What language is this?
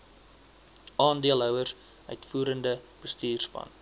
Afrikaans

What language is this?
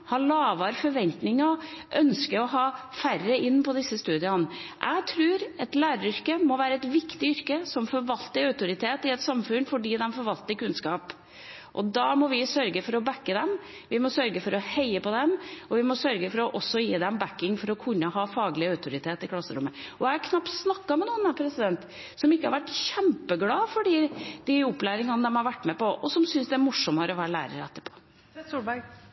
Norwegian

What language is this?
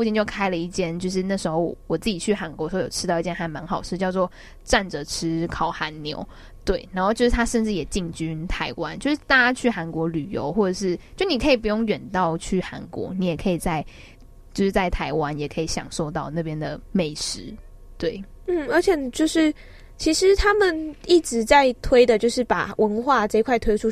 Chinese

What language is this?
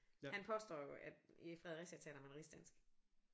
Danish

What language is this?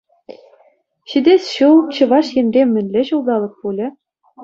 Chuvash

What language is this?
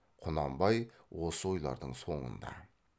Kazakh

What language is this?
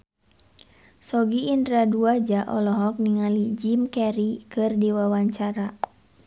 Sundanese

